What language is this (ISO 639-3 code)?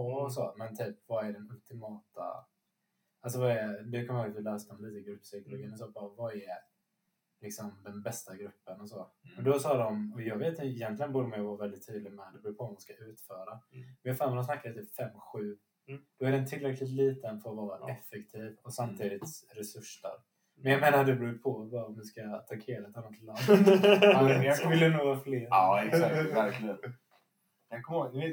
swe